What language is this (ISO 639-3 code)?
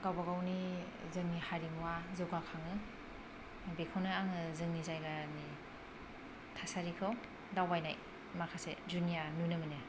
brx